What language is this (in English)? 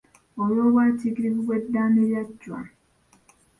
Ganda